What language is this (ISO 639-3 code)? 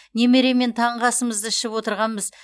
kaz